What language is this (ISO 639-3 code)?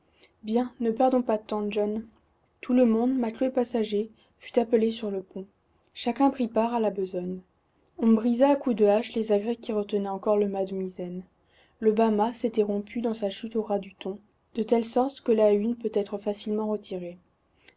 fra